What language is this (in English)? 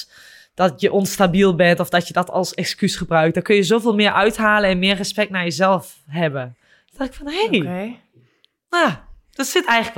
Dutch